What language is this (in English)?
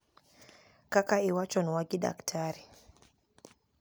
Luo (Kenya and Tanzania)